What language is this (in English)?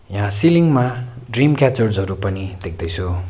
Nepali